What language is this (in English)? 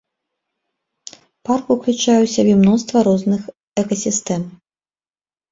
Belarusian